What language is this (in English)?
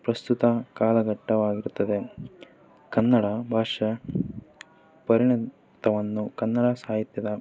Kannada